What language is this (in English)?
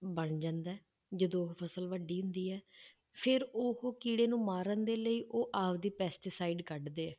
Punjabi